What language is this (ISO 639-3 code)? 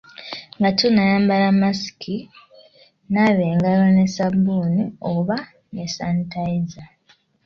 lug